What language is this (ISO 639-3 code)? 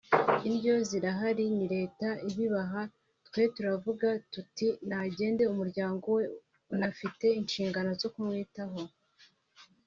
kin